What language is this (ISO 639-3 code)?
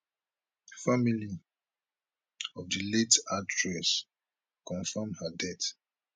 pcm